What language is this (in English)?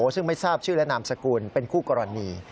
Thai